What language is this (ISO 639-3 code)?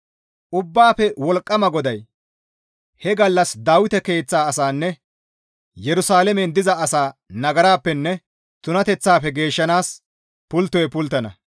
gmv